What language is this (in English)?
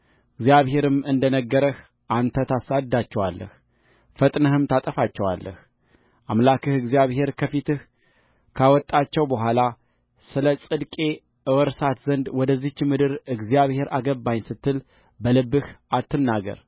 Amharic